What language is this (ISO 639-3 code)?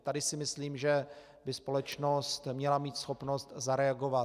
ces